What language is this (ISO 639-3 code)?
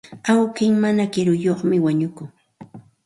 qxt